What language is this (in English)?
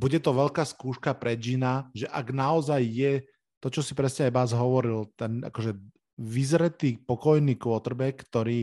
Slovak